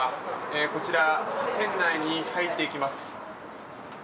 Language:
Japanese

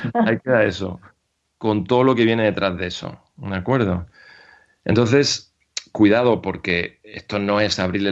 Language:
Spanish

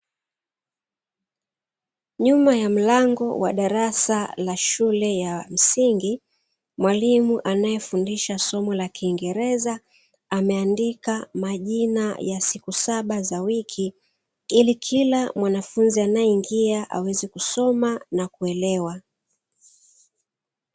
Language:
Swahili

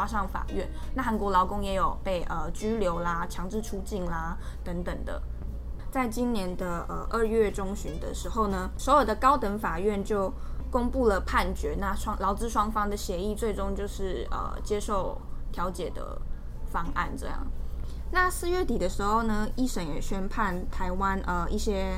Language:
Chinese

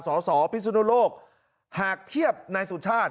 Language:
Thai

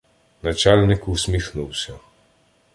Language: Ukrainian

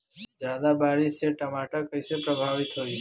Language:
Bhojpuri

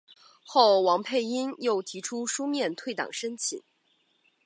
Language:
Chinese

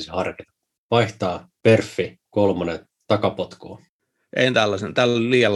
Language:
Finnish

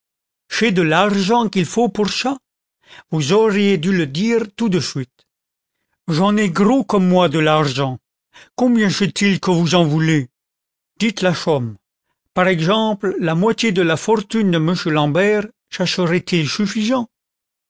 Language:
French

